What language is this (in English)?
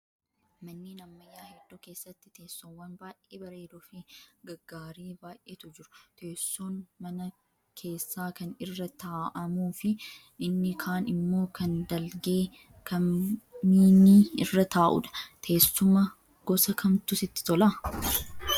Oromo